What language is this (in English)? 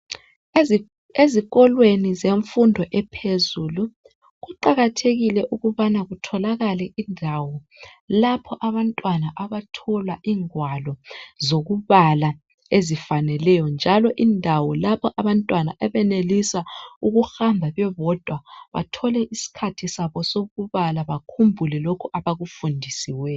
North Ndebele